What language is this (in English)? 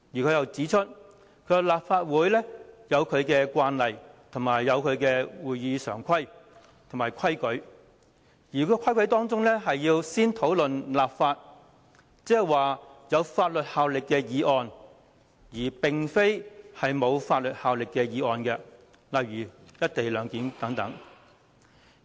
Cantonese